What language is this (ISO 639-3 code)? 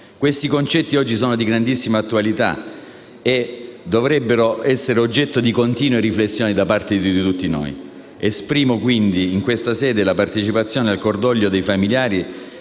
ita